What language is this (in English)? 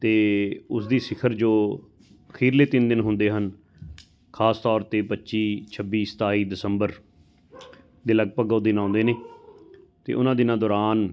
Punjabi